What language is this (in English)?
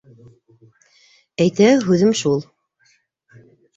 Bashkir